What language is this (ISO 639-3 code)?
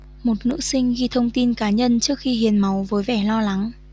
vie